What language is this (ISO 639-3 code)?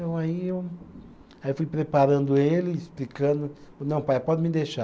por